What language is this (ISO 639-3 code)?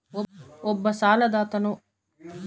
kan